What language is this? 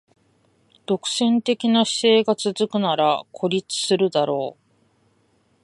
Japanese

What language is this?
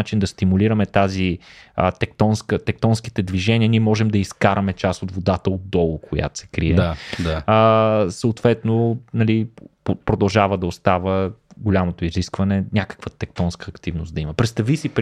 Bulgarian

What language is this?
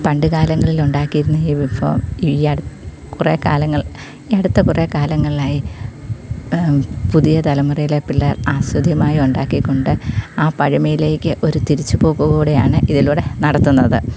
Malayalam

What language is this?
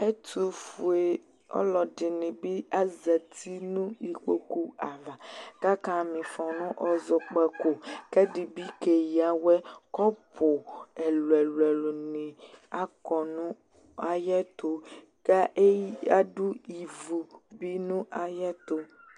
Ikposo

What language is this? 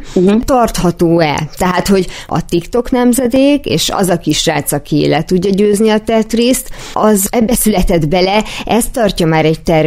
Hungarian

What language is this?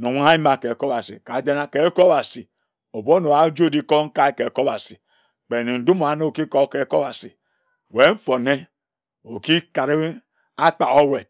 Ejagham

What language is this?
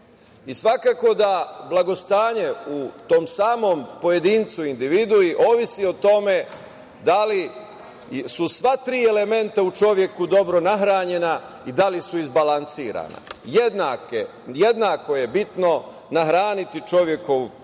Serbian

